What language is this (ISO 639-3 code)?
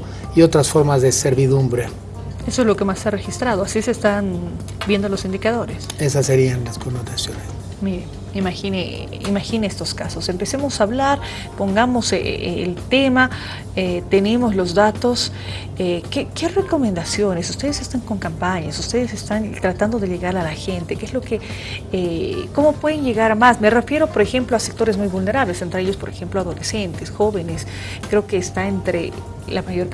spa